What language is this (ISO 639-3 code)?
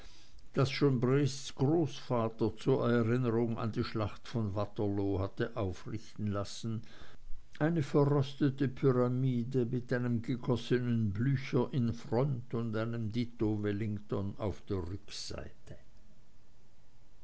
deu